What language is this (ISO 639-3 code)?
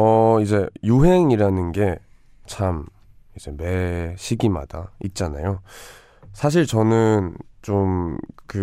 kor